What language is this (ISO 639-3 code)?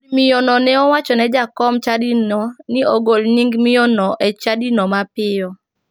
luo